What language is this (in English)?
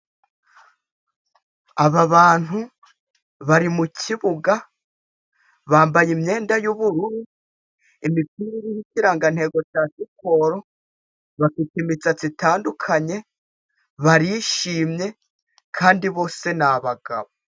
Kinyarwanda